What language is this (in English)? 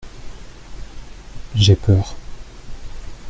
French